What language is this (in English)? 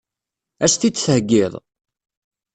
Kabyle